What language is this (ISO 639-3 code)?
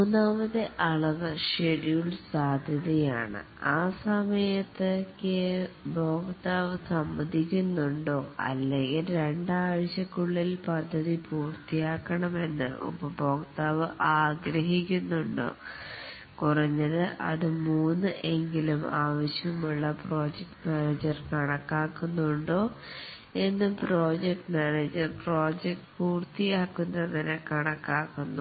mal